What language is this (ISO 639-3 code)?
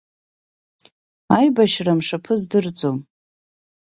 abk